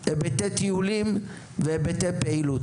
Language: Hebrew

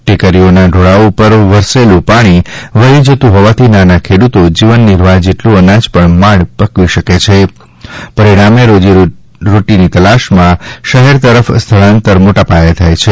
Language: Gujarati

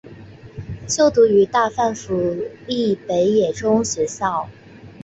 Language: Chinese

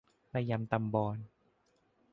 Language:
Thai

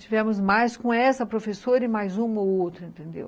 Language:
Portuguese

